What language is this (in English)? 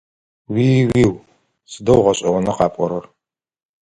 Adyghe